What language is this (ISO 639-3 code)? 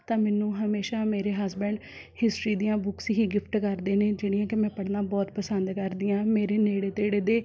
pan